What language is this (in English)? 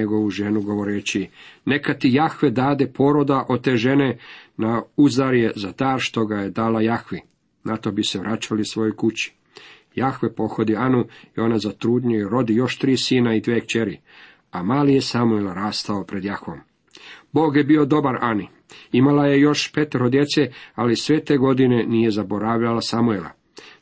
Croatian